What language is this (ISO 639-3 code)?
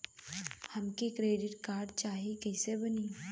bho